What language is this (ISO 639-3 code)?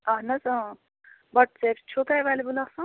kas